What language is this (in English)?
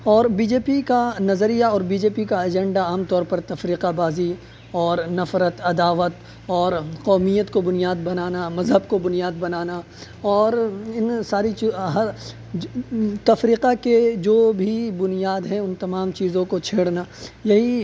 Urdu